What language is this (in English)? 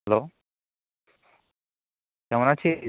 Bangla